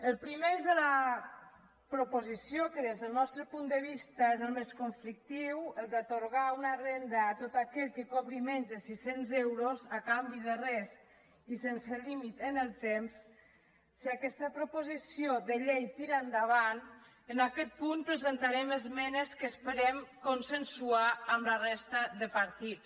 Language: Catalan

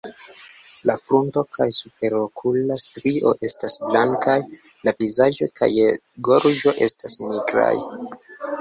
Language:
Esperanto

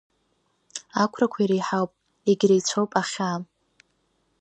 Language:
Abkhazian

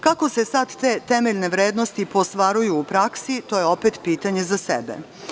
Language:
Serbian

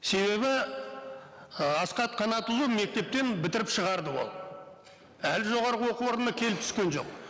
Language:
Kazakh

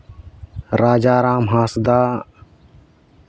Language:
Santali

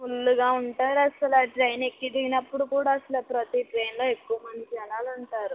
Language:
Telugu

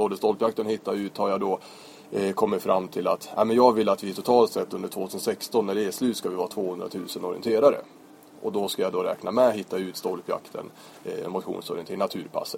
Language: Swedish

